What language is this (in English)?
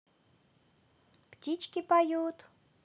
Russian